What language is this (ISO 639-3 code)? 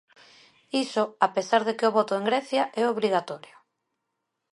glg